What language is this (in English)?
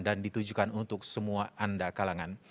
Indonesian